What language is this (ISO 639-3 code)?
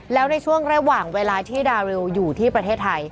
tha